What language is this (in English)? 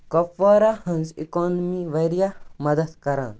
Kashmiri